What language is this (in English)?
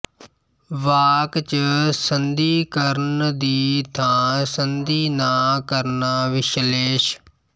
Punjabi